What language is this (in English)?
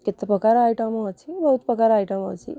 Odia